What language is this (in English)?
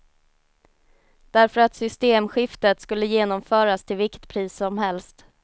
Swedish